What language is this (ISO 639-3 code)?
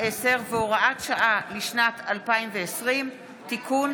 heb